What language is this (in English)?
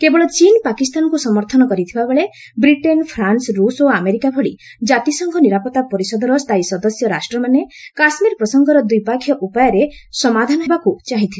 Odia